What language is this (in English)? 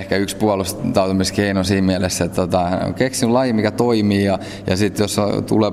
Finnish